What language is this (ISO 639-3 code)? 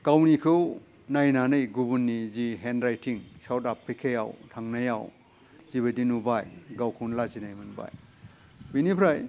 brx